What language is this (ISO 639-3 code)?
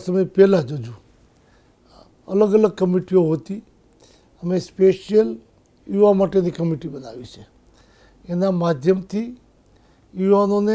ron